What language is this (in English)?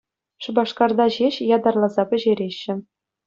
Chuvash